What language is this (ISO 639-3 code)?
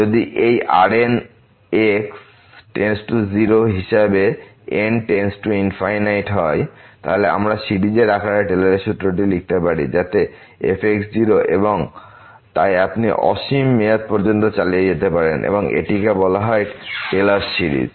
ben